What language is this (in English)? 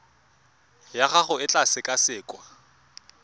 Tswana